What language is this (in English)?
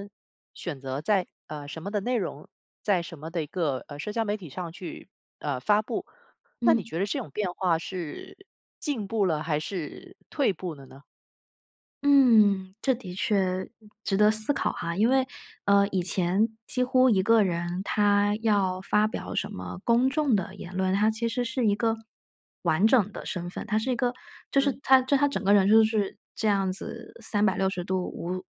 Chinese